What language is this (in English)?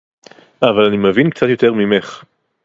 Hebrew